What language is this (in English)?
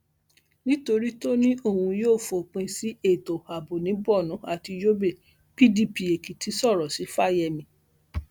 Yoruba